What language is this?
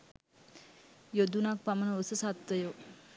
Sinhala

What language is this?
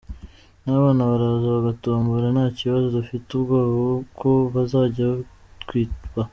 Kinyarwanda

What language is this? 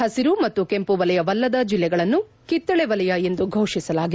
Kannada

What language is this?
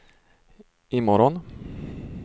Swedish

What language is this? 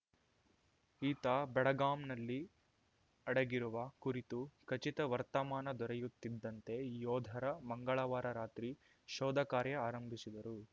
Kannada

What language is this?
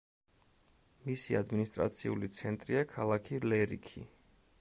Georgian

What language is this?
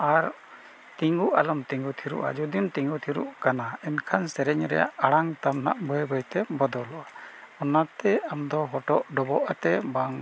Santali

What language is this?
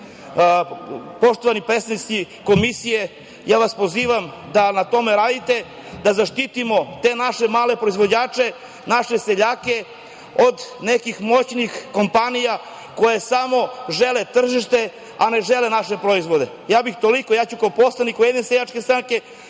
Serbian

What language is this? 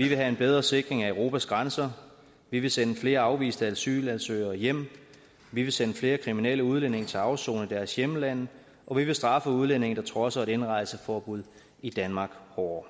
Danish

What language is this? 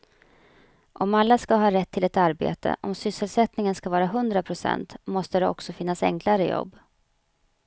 Swedish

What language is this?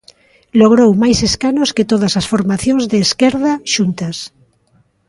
Galician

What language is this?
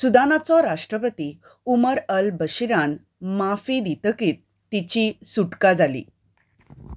Konkani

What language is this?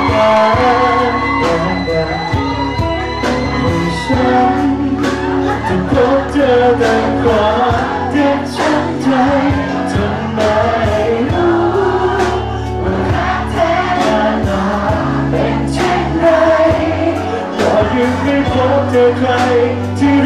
Vietnamese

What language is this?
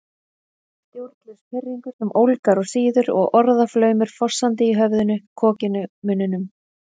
Icelandic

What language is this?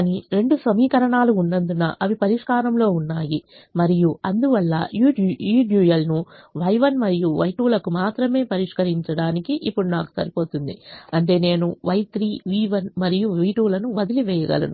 Telugu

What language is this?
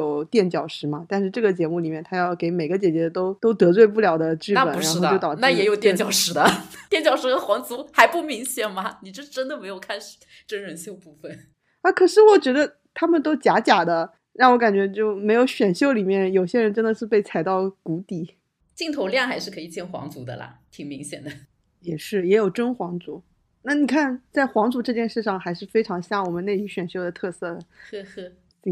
Chinese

